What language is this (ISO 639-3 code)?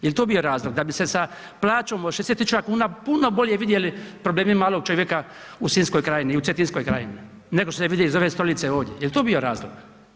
hrv